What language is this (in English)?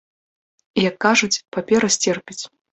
Belarusian